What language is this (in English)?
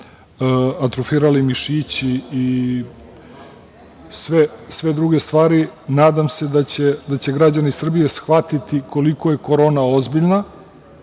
Serbian